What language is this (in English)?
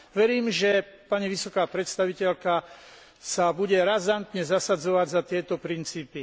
Slovak